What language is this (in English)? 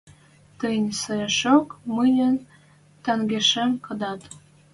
Western Mari